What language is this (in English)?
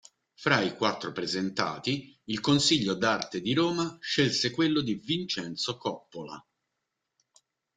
Italian